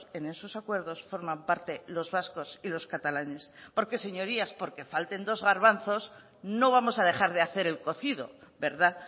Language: Spanish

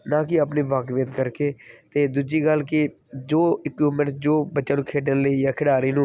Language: Punjabi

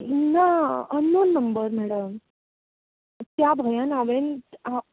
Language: Konkani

